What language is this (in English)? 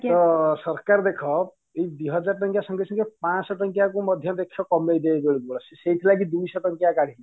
Odia